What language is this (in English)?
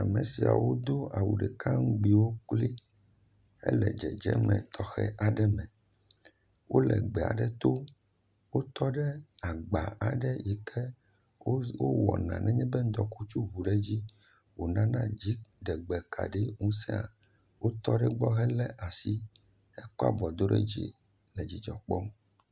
Ewe